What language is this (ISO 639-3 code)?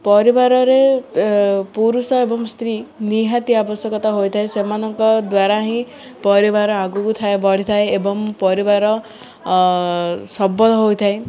ori